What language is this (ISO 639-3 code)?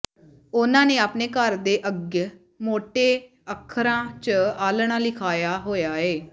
pan